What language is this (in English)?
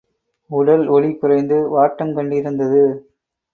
Tamil